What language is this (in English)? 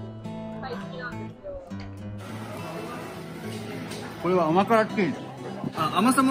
Japanese